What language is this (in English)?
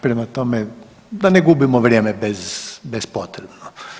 Croatian